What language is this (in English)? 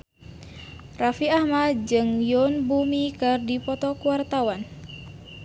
Sundanese